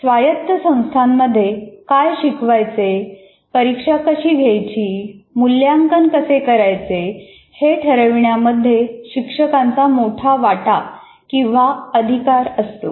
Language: Marathi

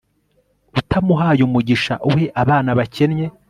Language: Kinyarwanda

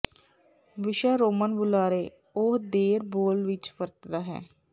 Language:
Punjabi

